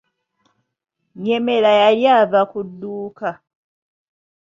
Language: Ganda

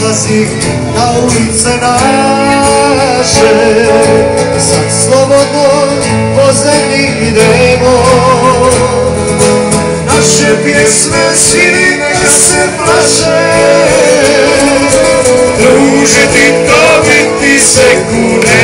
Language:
Greek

